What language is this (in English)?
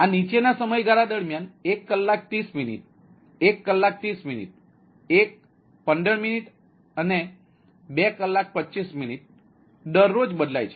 Gujarati